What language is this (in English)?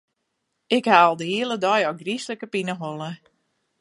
Western Frisian